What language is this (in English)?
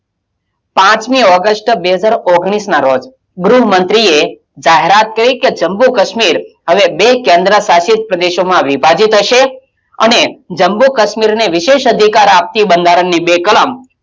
Gujarati